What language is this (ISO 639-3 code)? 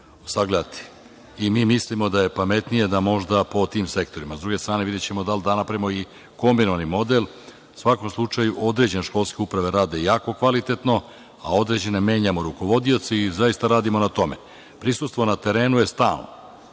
srp